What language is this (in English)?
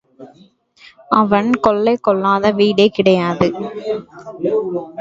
Tamil